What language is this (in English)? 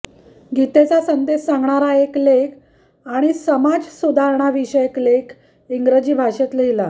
Marathi